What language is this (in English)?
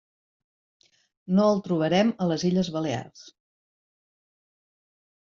Catalan